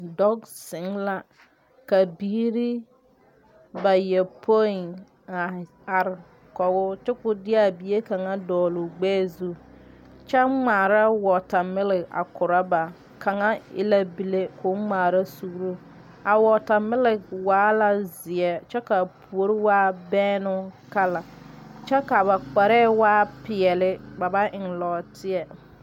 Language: Southern Dagaare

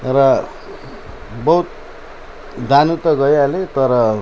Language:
Nepali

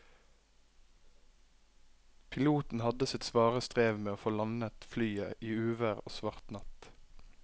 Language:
Norwegian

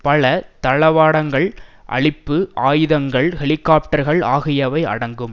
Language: Tamil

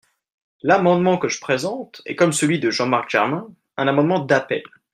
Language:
French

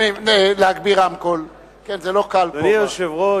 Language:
Hebrew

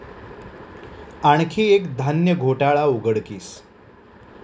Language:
Marathi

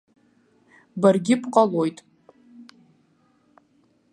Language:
Abkhazian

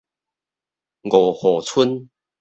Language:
Min Nan Chinese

